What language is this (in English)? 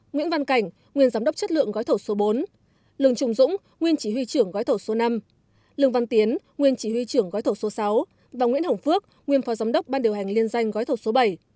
Vietnamese